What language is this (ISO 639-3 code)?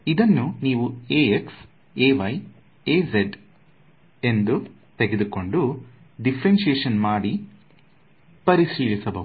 kan